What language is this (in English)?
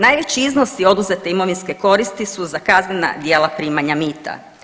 Croatian